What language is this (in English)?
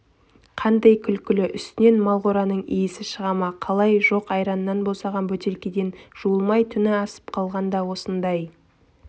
Kazakh